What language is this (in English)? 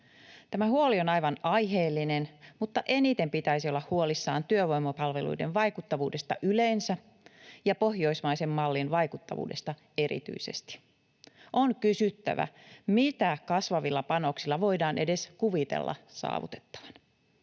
Finnish